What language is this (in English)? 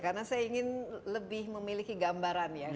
Indonesian